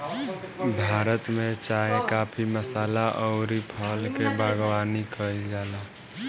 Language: Bhojpuri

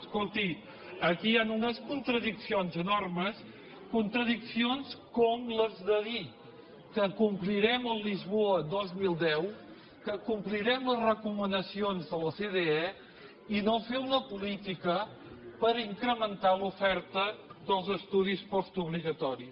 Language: Catalan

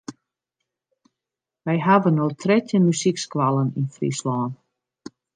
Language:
Western Frisian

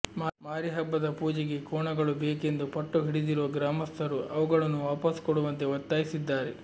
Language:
Kannada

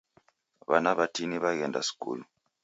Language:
Taita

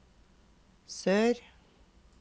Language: Norwegian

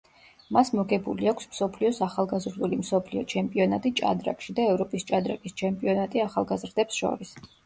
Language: Georgian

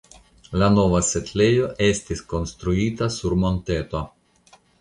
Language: Esperanto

